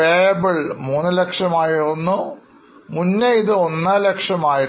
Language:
Malayalam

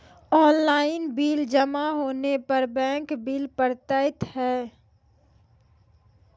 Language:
Maithili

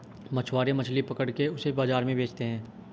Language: Hindi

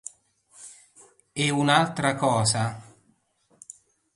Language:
Italian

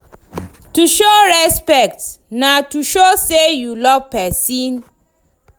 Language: Nigerian Pidgin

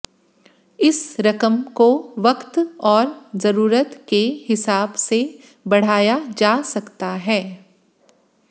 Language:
Hindi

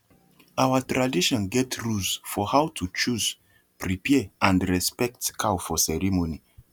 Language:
Nigerian Pidgin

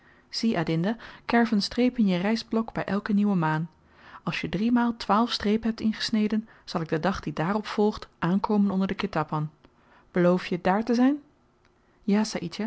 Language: Dutch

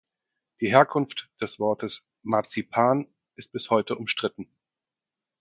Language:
German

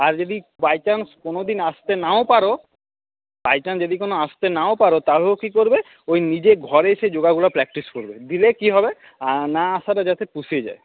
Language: Bangla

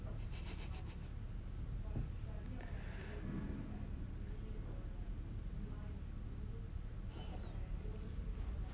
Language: English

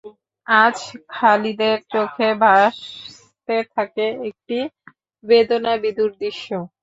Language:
Bangla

